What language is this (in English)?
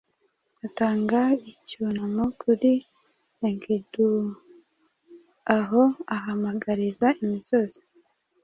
Kinyarwanda